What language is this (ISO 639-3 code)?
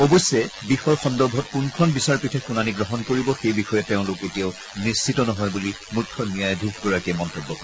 asm